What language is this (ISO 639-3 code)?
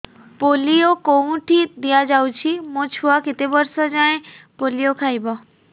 ori